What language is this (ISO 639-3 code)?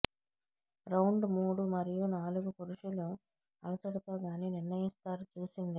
tel